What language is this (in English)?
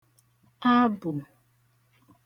Igbo